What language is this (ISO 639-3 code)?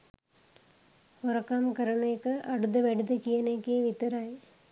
sin